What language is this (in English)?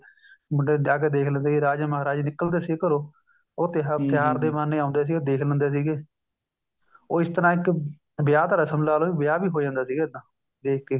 Punjabi